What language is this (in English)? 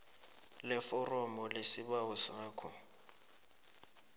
South Ndebele